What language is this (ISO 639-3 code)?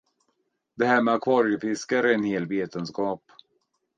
swe